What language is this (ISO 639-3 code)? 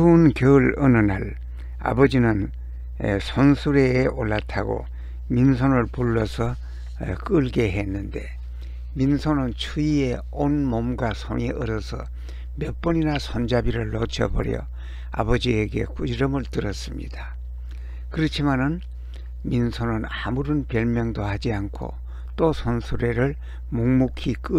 kor